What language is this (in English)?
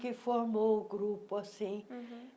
Portuguese